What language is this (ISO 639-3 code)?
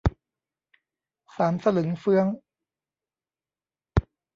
tha